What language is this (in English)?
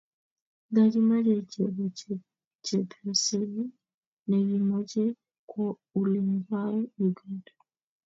Kalenjin